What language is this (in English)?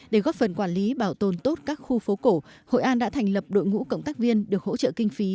Vietnamese